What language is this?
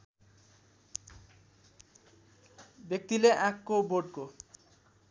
Nepali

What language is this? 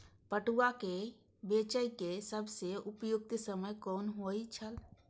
Maithili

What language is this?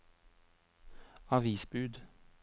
Norwegian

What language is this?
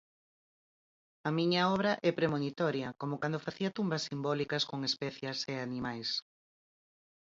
Galician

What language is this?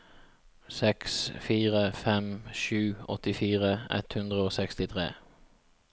Norwegian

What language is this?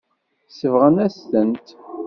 Kabyle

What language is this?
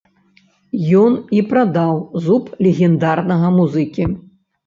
Belarusian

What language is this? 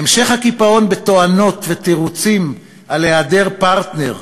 Hebrew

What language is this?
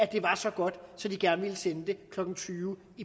Danish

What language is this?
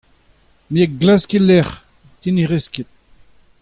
Breton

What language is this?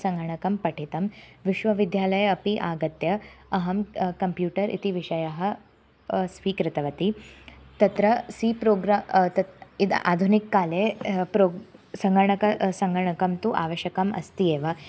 Sanskrit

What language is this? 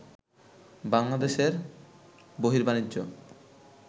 Bangla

